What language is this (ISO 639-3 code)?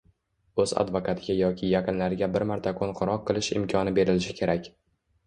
uzb